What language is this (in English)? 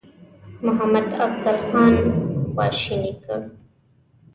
Pashto